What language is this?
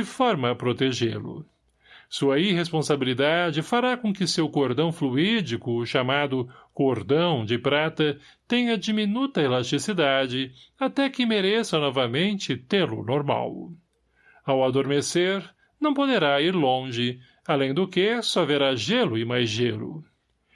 Portuguese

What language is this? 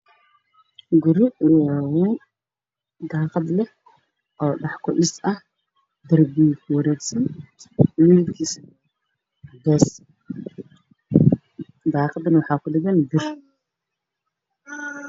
Somali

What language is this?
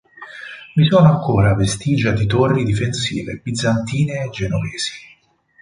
Italian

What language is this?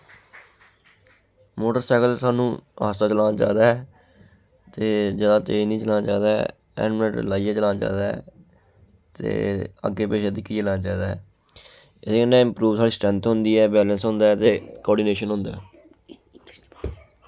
Dogri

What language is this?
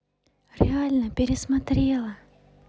Russian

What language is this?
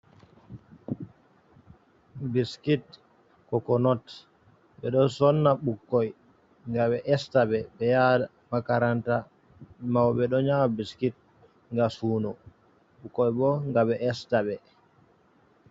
Fula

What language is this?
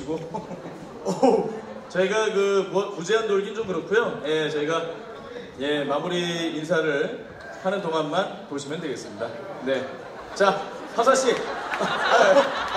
Korean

